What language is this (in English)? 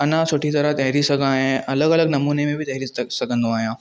Sindhi